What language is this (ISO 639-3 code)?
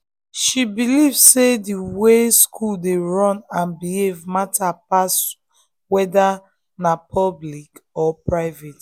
pcm